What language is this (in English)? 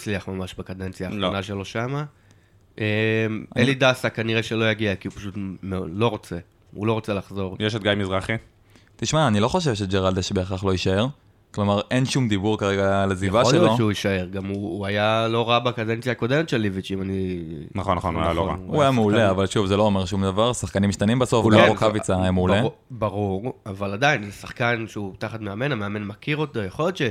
Hebrew